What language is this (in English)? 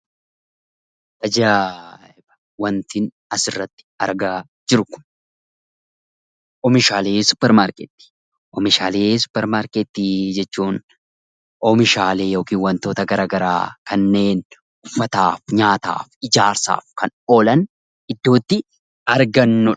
Oromo